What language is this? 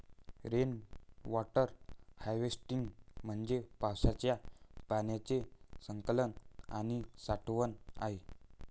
Marathi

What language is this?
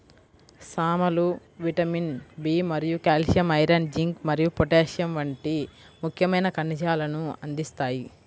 Telugu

